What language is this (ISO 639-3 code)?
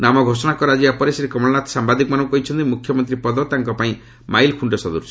ori